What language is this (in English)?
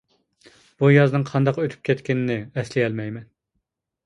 Uyghur